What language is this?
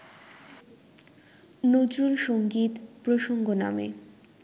Bangla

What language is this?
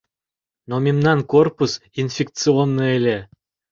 Mari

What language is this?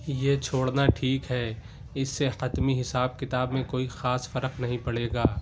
Urdu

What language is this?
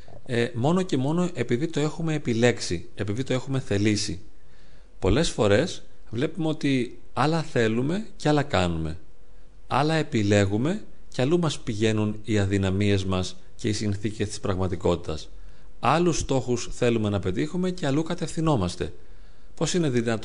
Greek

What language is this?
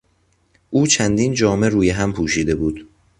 Persian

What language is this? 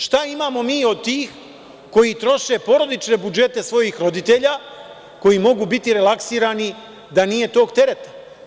Serbian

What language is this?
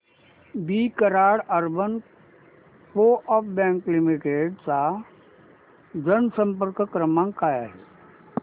Marathi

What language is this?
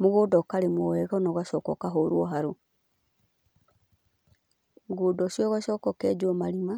Kikuyu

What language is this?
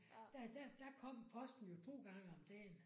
Danish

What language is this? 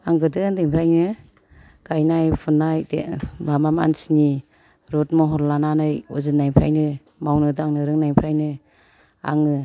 Bodo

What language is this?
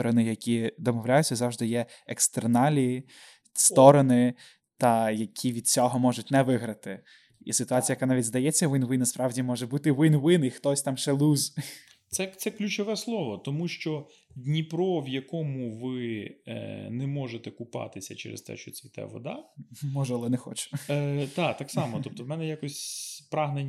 Ukrainian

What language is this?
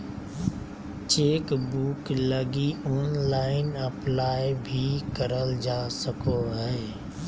Magahi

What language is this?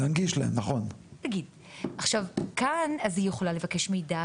Hebrew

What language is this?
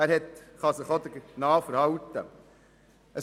Swiss German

